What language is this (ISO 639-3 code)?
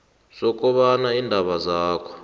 nbl